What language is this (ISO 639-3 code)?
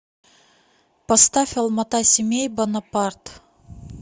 rus